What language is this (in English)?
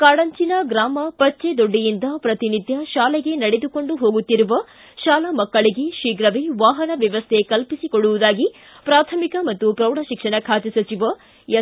Kannada